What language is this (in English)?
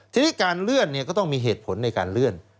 Thai